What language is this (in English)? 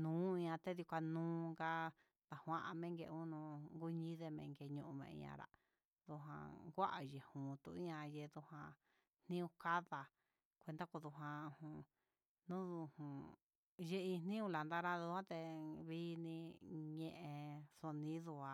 Huitepec Mixtec